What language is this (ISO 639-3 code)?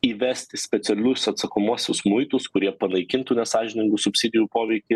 lit